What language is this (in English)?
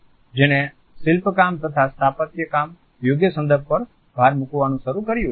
Gujarati